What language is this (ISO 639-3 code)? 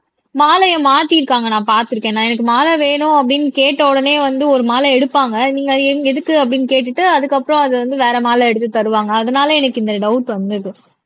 tam